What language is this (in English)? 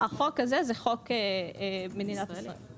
Hebrew